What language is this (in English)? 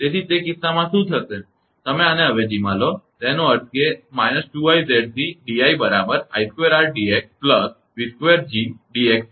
Gujarati